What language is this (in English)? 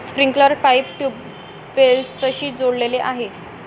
Marathi